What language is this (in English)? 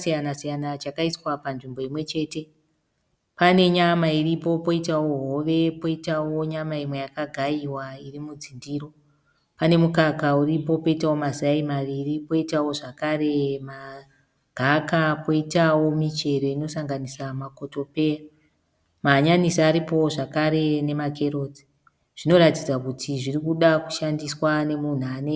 Shona